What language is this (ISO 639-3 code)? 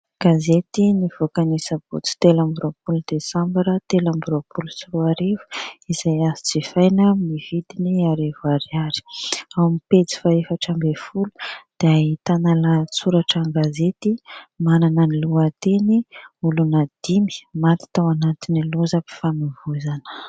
mlg